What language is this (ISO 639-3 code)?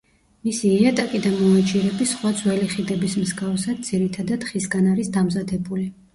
kat